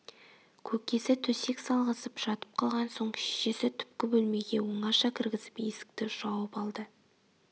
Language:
Kazakh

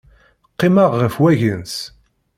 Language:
Kabyle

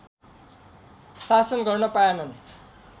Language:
Nepali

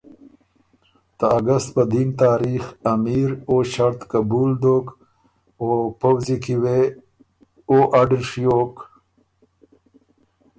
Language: Ormuri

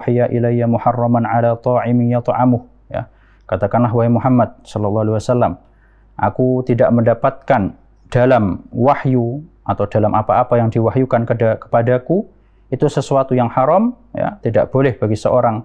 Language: Indonesian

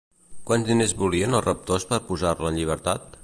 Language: Catalan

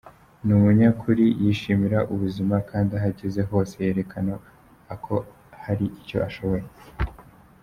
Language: Kinyarwanda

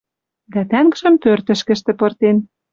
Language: Western Mari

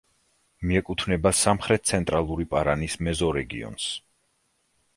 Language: Georgian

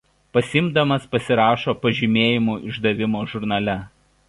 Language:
Lithuanian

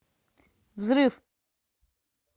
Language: Russian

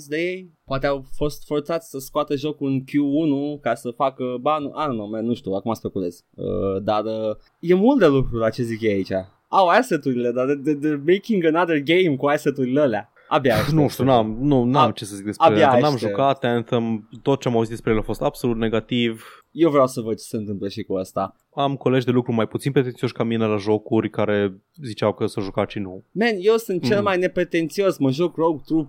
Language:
Romanian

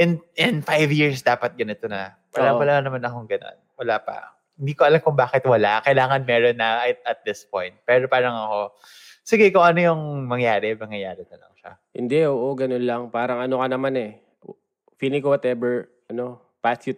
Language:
Filipino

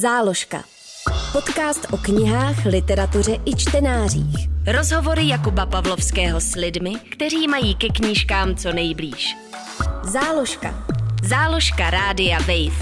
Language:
Czech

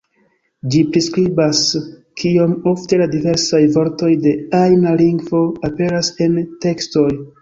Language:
Esperanto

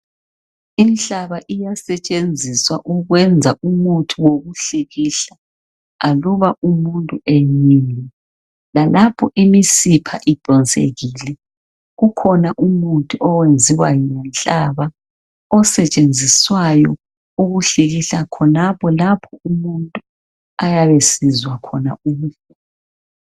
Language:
North Ndebele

